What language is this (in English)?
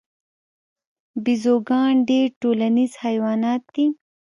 Pashto